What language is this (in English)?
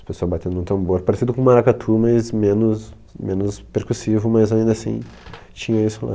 Portuguese